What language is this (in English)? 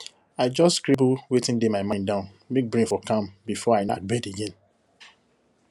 Nigerian Pidgin